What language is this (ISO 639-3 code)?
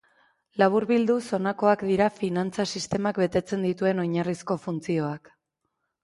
eus